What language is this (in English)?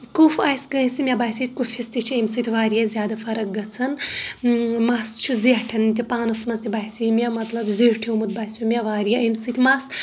Kashmiri